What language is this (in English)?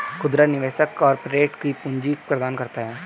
Hindi